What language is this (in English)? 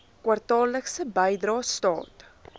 Afrikaans